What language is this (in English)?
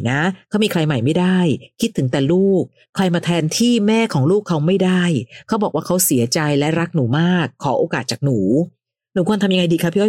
Thai